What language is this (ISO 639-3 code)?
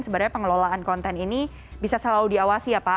ind